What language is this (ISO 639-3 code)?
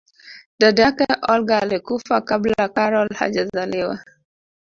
swa